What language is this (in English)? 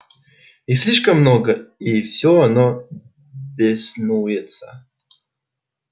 Russian